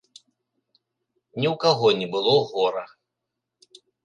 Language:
Belarusian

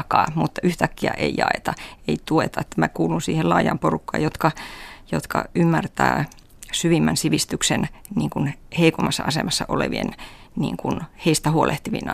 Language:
Finnish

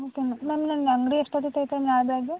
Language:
Kannada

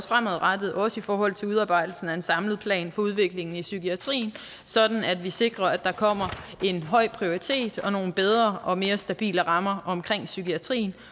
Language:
Danish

